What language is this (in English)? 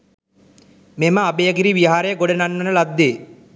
Sinhala